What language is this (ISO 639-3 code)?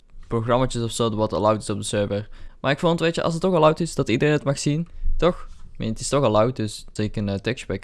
nld